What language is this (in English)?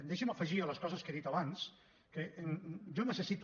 Catalan